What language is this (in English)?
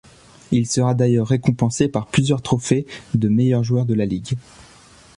French